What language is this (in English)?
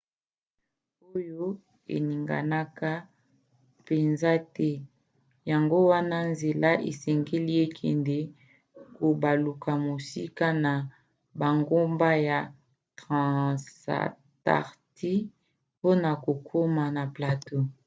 Lingala